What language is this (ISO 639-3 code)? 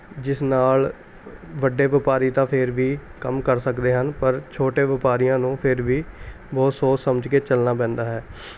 pan